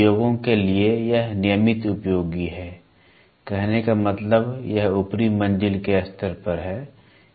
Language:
Hindi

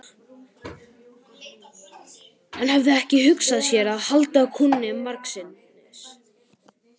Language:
Icelandic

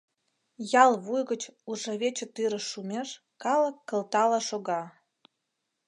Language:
Mari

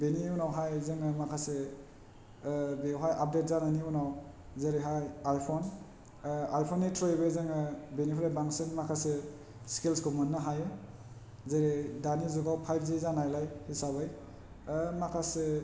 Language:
Bodo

